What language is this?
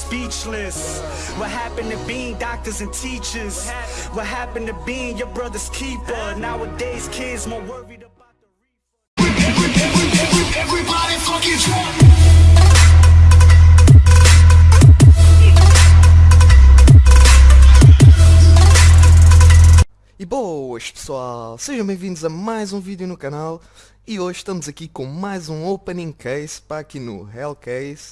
Portuguese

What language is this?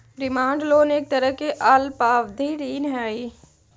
Magahi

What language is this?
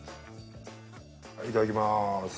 Japanese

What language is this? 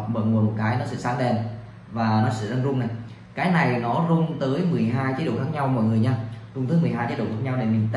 Vietnamese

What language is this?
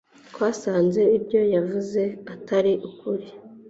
Kinyarwanda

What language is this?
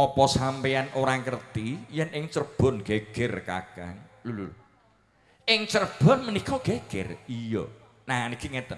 Indonesian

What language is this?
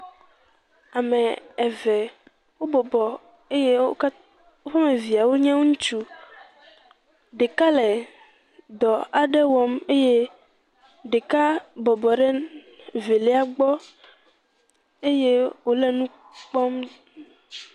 Ewe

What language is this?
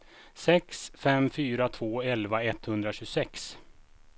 Swedish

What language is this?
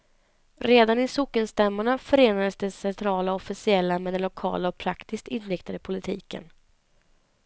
Swedish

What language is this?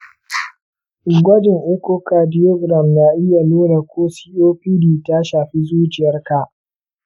Hausa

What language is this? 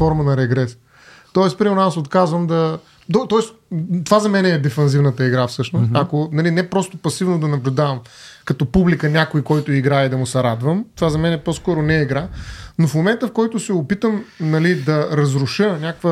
Bulgarian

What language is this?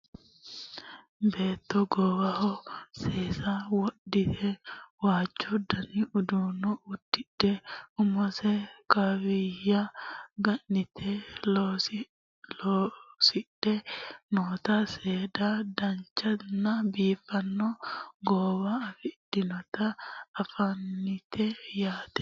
Sidamo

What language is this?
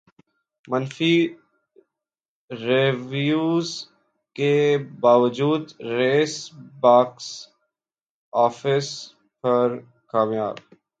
Urdu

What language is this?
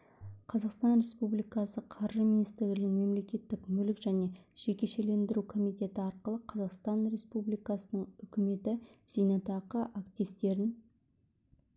Kazakh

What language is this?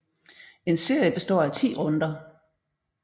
Danish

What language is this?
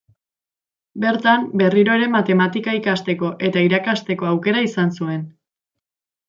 Basque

